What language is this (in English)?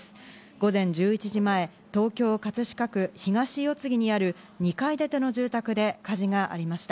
Japanese